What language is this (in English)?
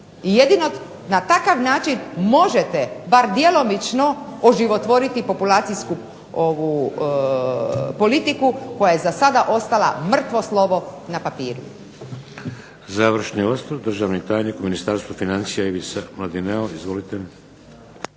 Croatian